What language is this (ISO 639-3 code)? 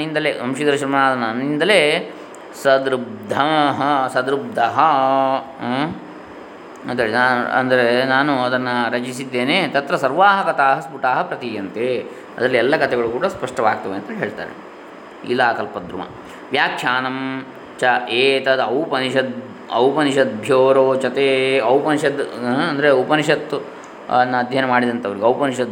kan